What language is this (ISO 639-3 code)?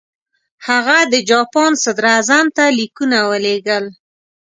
pus